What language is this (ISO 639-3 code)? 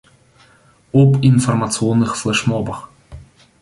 rus